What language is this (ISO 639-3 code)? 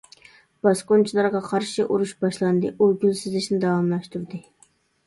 uig